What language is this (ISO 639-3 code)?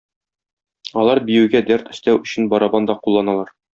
tat